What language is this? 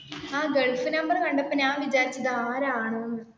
Malayalam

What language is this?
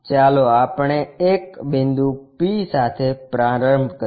Gujarati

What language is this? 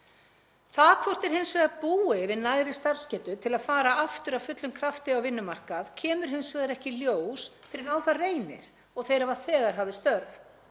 Icelandic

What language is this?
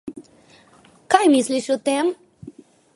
Slovenian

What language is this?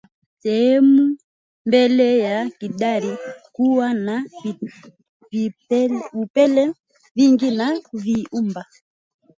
Swahili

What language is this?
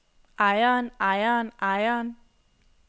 Danish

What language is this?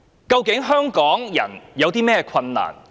Cantonese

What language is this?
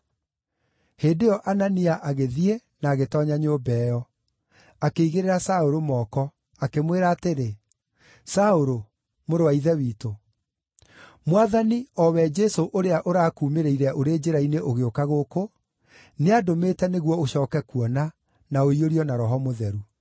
Kikuyu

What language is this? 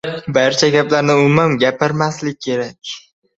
Uzbek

